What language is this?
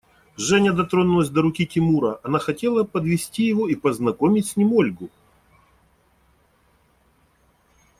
Russian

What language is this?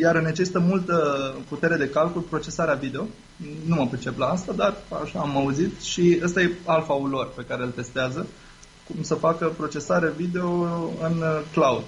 Romanian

